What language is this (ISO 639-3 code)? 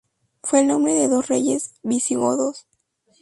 spa